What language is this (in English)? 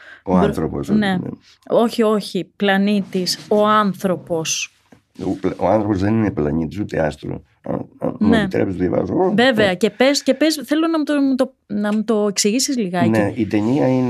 Greek